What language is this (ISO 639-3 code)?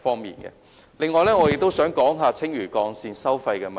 yue